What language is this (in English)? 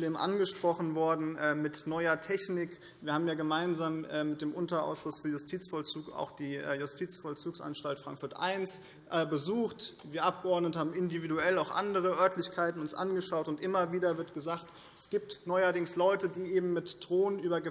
German